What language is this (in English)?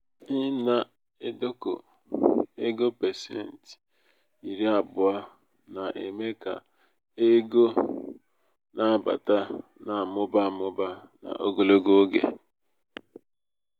Igbo